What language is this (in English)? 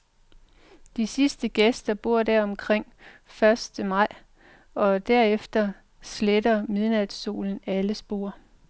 Danish